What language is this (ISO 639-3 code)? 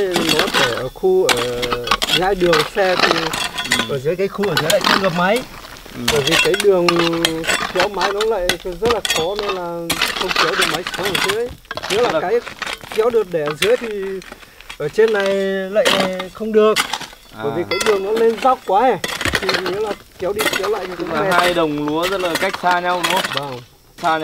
vie